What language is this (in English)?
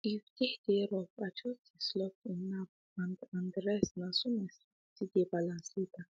Nigerian Pidgin